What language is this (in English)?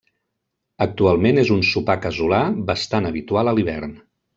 Catalan